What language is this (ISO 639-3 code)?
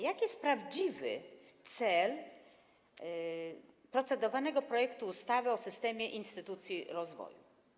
pol